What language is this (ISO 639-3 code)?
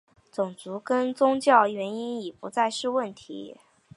zho